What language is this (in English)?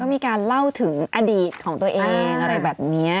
Thai